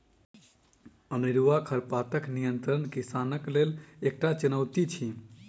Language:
Maithili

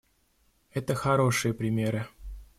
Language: Russian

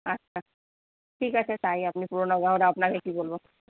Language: Bangla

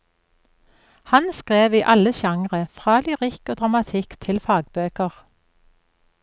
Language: Norwegian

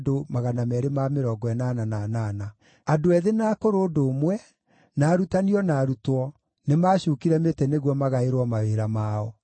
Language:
Kikuyu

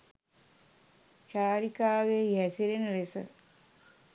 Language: Sinhala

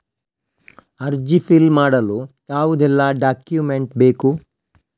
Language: Kannada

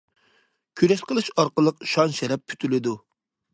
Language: Uyghur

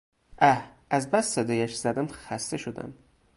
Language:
Persian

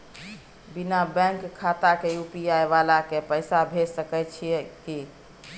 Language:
Maithili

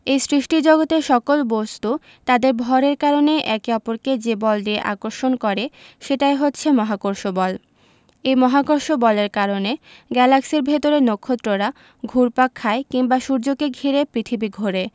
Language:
Bangla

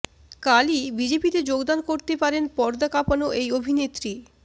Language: Bangla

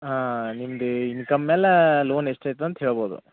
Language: Kannada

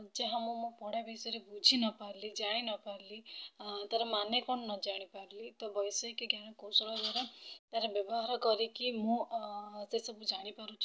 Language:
Odia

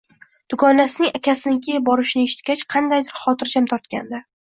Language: Uzbek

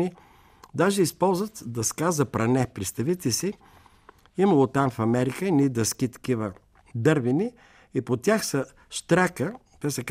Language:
Bulgarian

